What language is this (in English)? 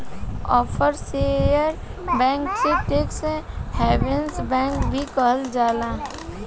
Bhojpuri